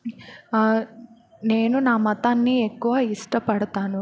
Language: Telugu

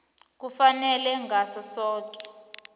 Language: South Ndebele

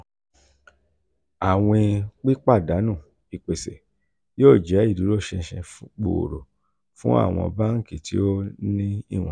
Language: Yoruba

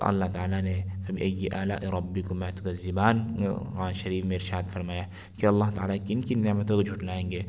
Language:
Urdu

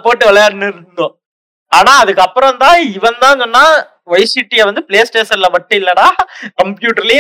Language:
Tamil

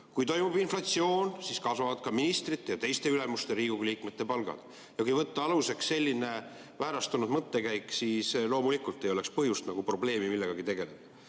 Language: Estonian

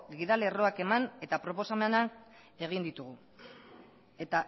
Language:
Basque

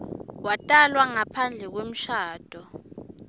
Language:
Swati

